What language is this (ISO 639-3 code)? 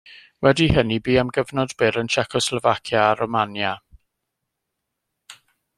cym